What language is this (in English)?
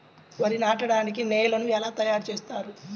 Telugu